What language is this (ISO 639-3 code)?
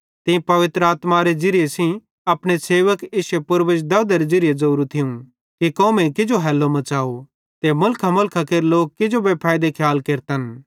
bhd